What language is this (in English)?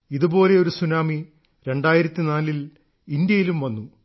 Malayalam